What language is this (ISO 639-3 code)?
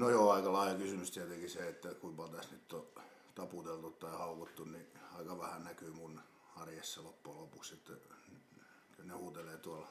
fin